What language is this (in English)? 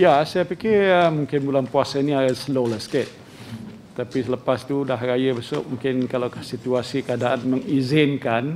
Malay